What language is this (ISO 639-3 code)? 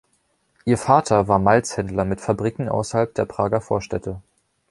deu